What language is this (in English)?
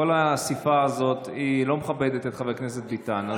Hebrew